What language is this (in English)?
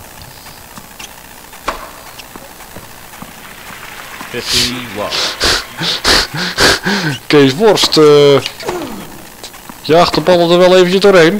Dutch